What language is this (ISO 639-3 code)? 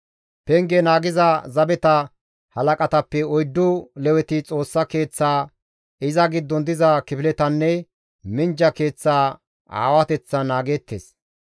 gmv